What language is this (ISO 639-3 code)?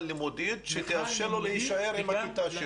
heb